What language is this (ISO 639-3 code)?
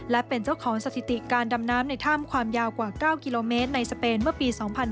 tha